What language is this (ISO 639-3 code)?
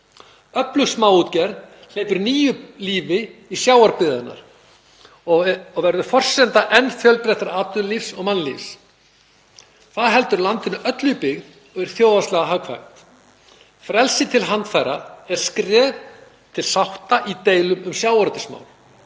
isl